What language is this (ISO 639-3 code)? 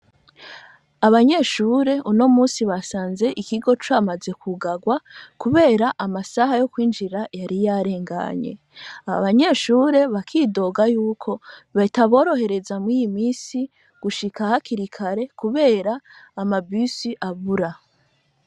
run